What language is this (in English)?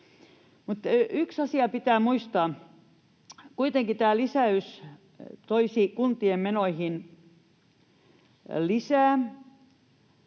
Finnish